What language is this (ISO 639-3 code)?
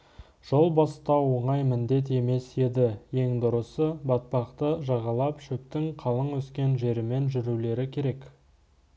kaz